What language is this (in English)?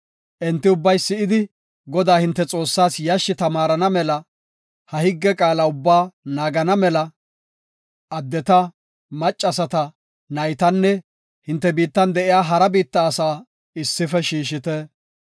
Gofa